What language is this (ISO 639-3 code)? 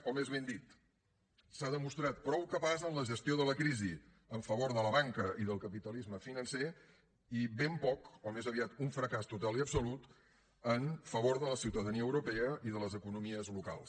cat